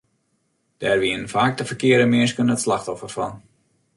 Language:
Western Frisian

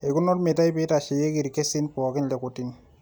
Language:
Masai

